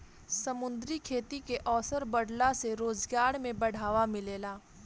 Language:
Bhojpuri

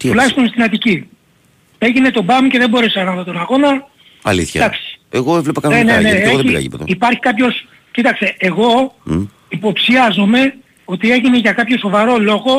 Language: Greek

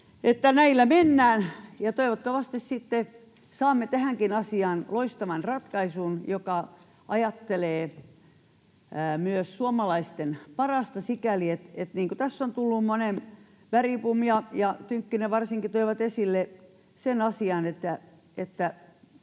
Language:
Finnish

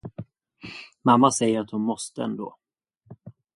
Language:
Swedish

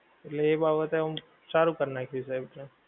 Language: Gujarati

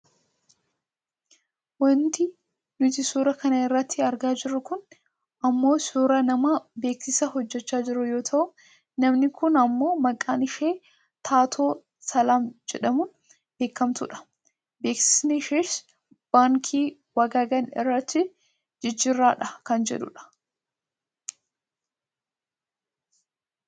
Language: Oromo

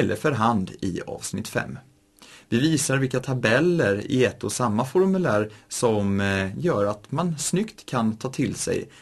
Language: Swedish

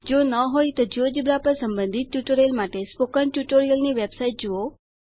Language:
Gujarati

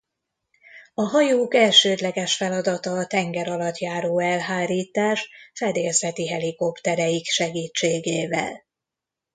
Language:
Hungarian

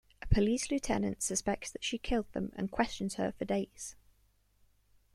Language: English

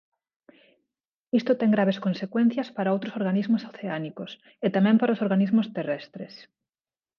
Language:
Galician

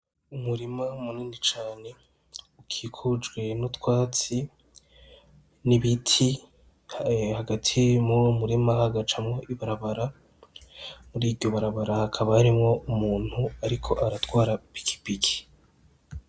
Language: Rundi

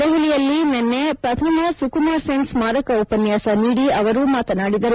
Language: Kannada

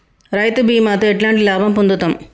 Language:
Telugu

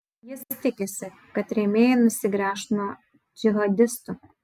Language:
Lithuanian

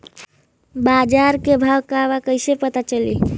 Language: Bhojpuri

